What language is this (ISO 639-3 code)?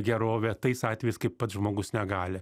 lit